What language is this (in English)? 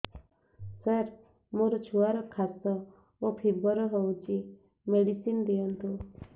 Odia